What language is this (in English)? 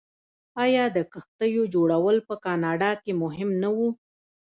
Pashto